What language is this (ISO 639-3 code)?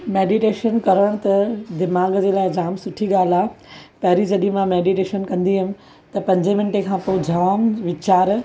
snd